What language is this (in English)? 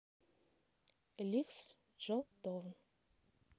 Russian